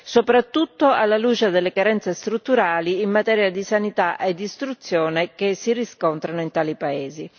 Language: Italian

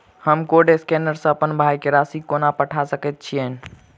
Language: Maithili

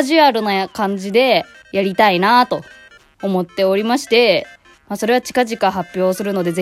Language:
Japanese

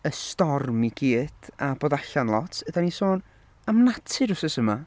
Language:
Welsh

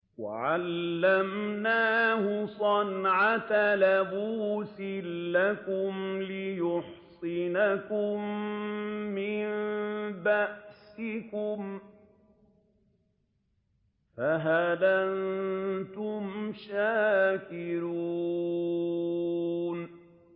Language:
Arabic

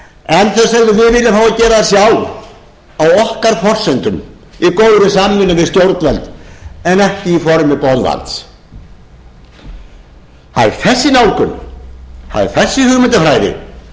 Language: Icelandic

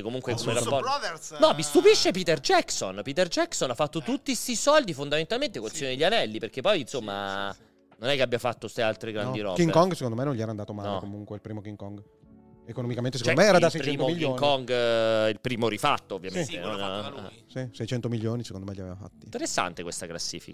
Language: Italian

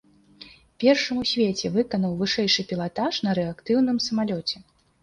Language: Belarusian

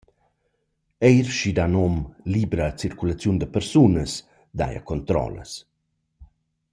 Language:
Romansh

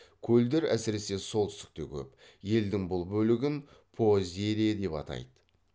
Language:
Kazakh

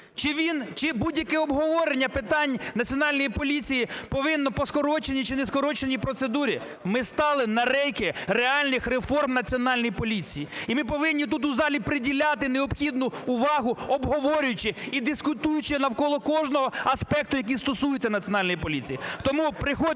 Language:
Ukrainian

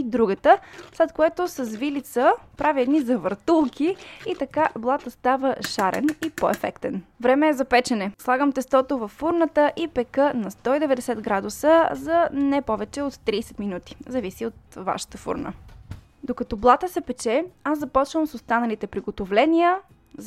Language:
Bulgarian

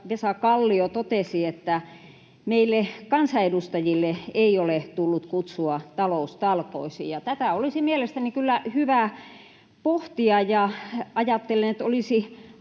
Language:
Finnish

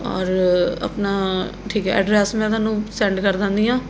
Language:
Punjabi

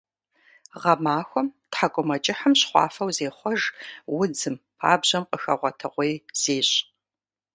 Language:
Kabardian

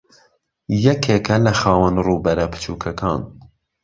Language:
Central Kurdish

